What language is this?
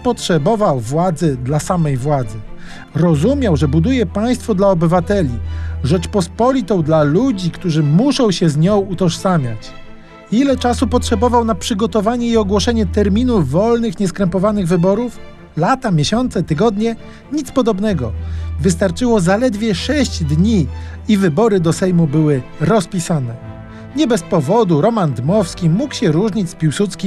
Polish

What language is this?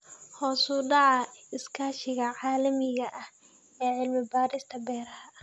Somali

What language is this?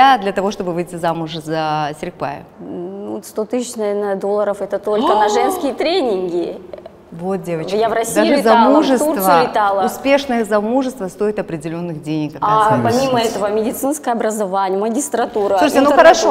Russian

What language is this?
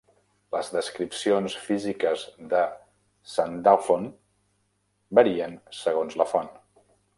Catalan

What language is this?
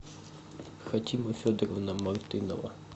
Russian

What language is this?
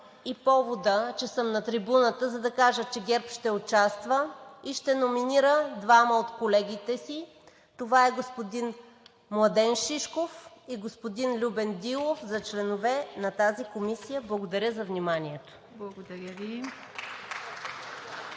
Bulgarian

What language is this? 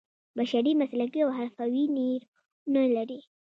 Pashto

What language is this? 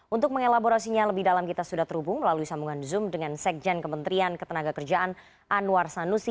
Indonesian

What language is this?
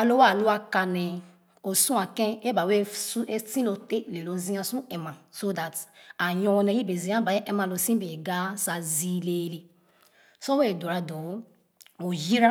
Khana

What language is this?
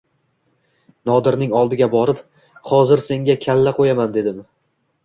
Uzbek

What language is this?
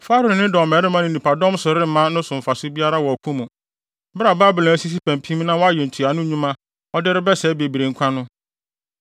Akan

